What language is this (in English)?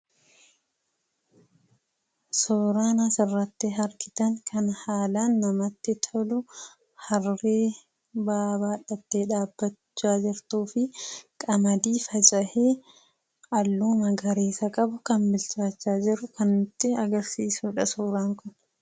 Oromo